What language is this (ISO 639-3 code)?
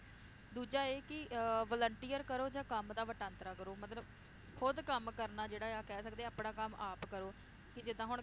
pan